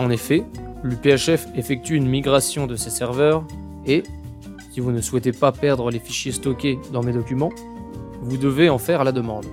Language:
French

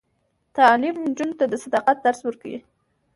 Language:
Pashto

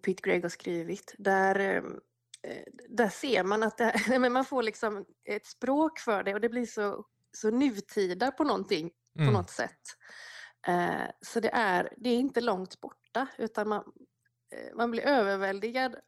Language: Swedish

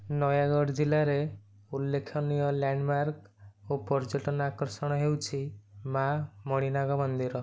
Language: Odia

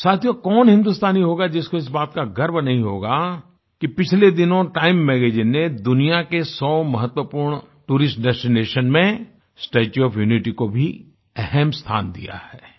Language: Hindi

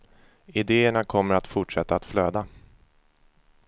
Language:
Swedish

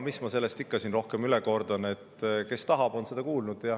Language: Estonian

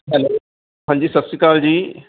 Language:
Punjabi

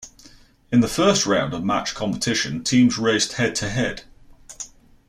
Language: English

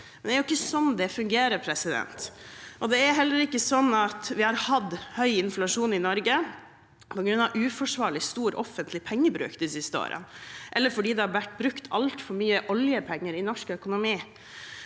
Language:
Norwegian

